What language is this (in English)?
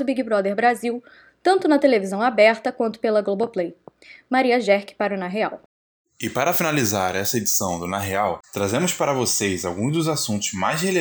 Portuguese